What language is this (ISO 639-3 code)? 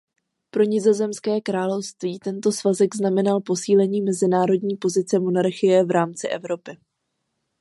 ces